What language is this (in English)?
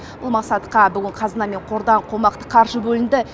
Kazakh